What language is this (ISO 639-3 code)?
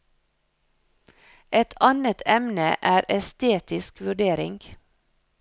nor